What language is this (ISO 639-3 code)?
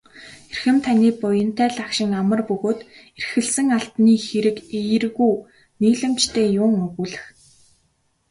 mon